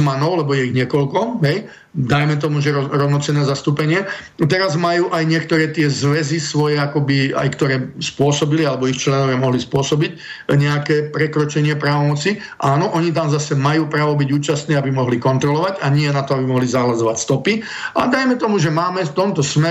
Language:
Slovak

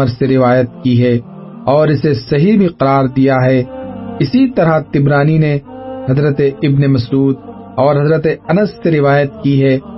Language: Urdu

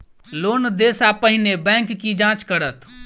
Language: Maithili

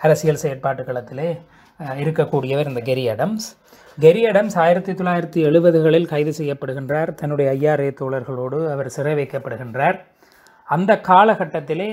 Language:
Tamil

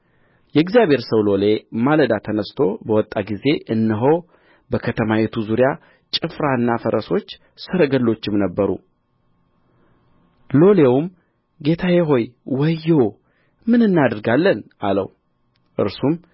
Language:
Amharic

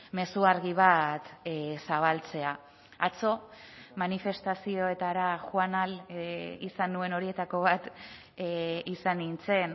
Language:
Basque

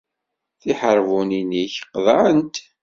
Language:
Kabyle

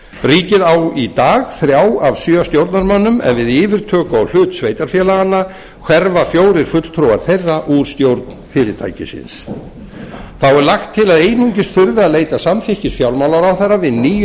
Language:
Icelandic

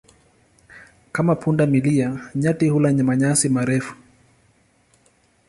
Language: Swahili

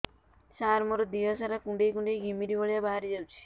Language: Odia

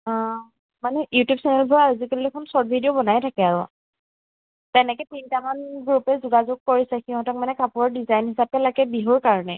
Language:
Assamese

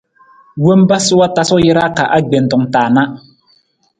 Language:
Nawdm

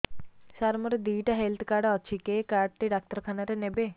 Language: Odia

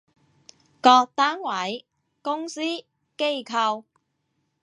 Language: Cantonese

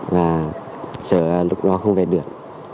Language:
Vietnamese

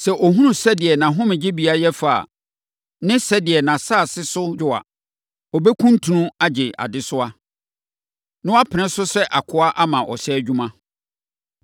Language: Akan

